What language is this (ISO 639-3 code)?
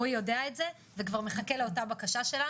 heb